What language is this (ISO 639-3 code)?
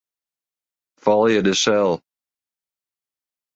fry